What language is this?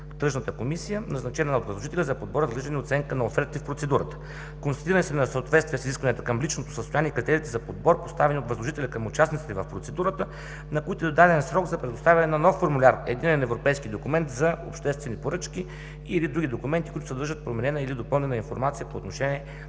Bulgarian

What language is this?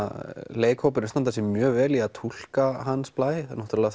Icelandic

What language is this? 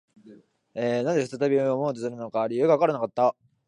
Japanese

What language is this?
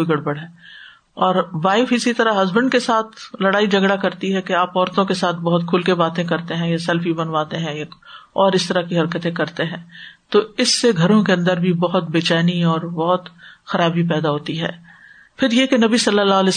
Urdu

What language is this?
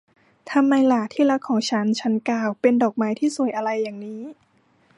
Thai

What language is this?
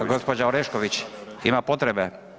Croatian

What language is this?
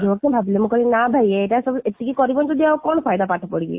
Odia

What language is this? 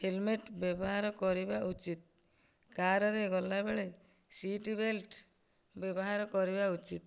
Odia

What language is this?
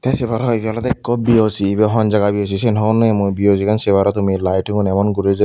Chakma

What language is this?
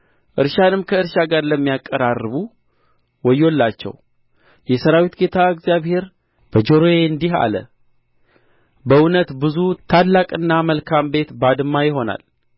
Amharic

